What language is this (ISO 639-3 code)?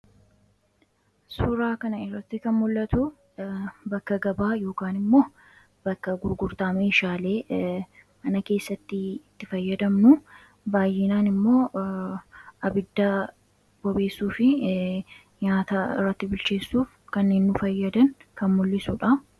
orm